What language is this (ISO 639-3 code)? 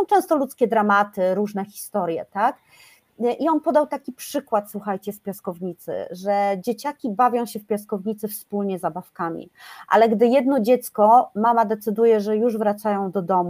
pol